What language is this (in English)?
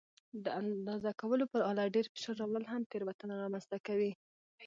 Pashto